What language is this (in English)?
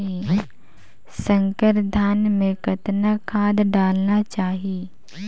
Chhattisgarhi